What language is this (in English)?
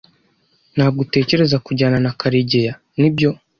Kinyarwanda